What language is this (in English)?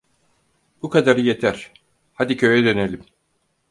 Turkish